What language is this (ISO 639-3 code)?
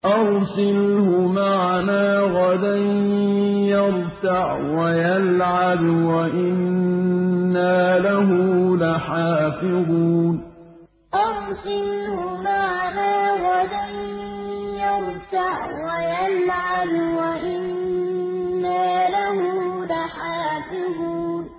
ara